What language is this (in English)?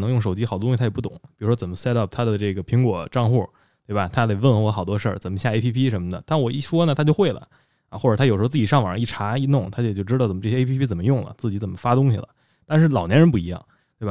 Chinese